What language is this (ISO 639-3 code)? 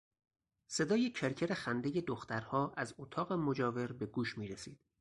fas